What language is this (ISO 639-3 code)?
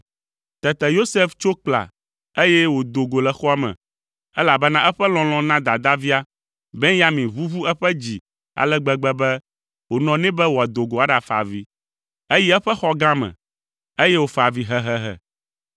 ewe